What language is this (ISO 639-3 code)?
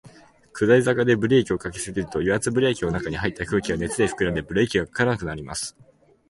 jpn